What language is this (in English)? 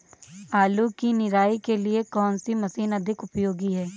Hindi